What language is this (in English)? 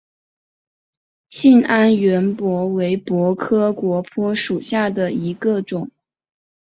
Chinese